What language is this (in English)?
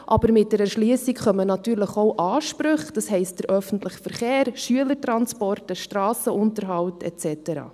Swiss German